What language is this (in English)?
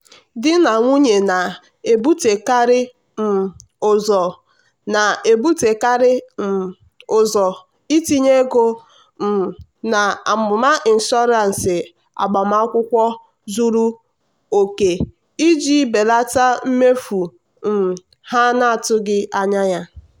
Igbo